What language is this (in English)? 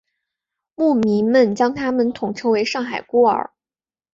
Chinese